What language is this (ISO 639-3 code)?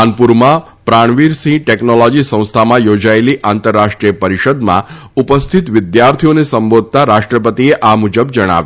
guj